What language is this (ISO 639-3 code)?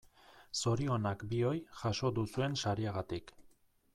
eus